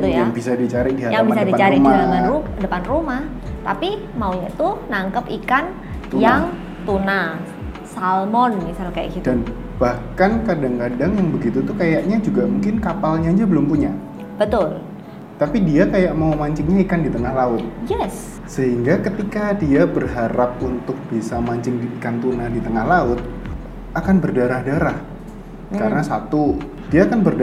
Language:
Indonesian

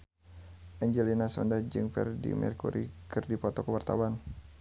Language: Sundanese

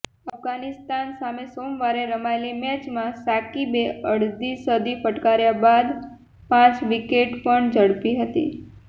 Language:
Gujarati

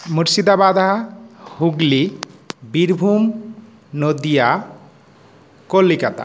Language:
Sanskrit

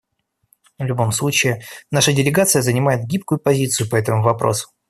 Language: Russian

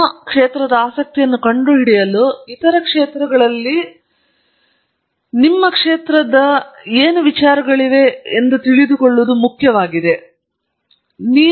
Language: Kannada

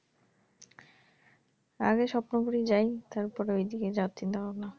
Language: Bangla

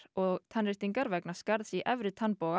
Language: Icelandic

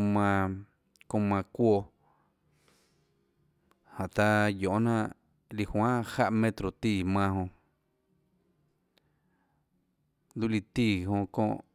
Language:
Tlacoatzintepec Chinantec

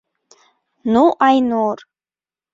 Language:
Bashkir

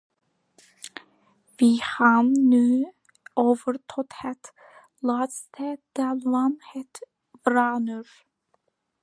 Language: Dutch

